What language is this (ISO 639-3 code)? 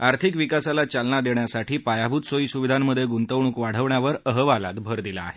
mar